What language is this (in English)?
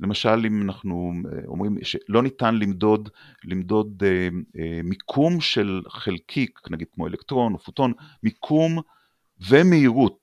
Hebrew